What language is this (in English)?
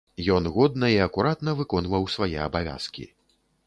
Belarusian